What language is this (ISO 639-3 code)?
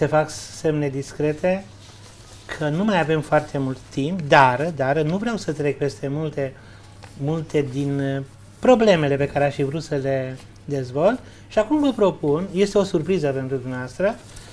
ron